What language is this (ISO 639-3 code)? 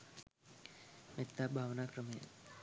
sin